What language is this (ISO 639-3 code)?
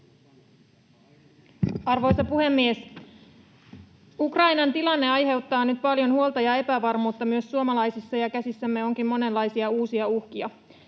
fin